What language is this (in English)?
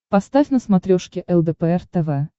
Russian